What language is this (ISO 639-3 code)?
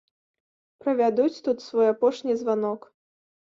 bel